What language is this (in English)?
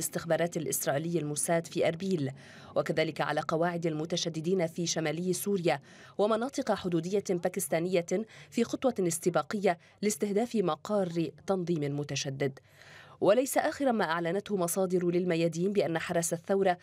Arabic